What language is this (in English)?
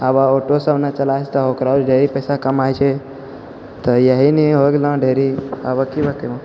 Maithili